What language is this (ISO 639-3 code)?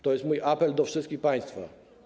pol